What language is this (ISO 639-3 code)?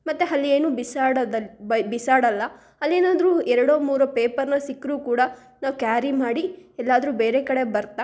kan